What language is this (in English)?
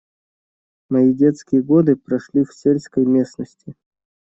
Russian